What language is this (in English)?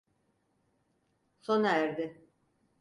Turkish